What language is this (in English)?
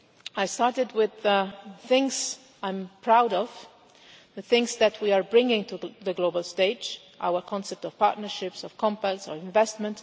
English